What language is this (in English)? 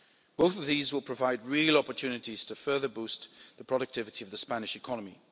English